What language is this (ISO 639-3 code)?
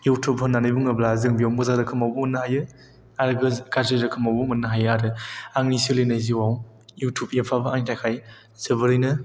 brx